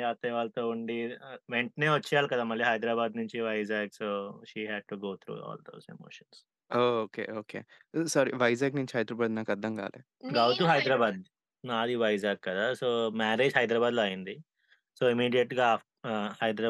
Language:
Telugu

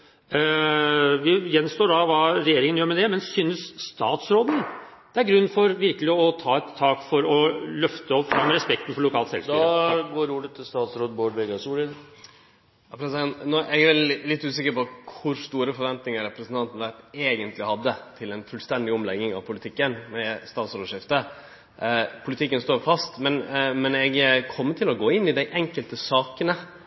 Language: Norwegian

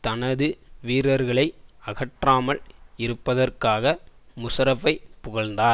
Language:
Tamil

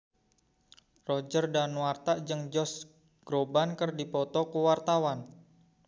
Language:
Sundanese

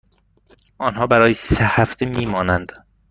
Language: Persian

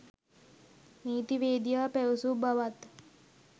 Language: Sinhala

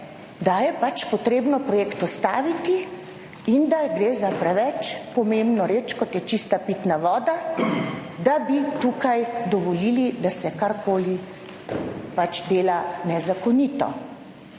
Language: Slovenian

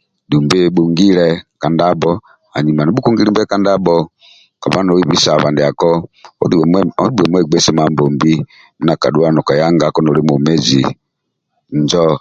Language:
Amba (Uganda)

